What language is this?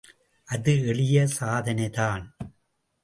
Tamil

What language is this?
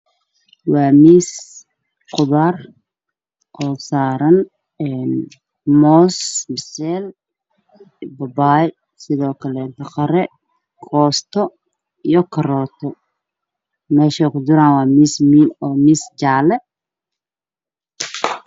Somali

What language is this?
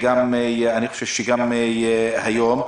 Hebrew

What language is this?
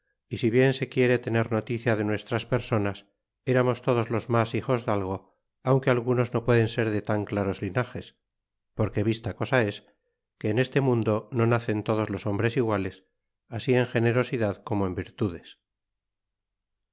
Spanish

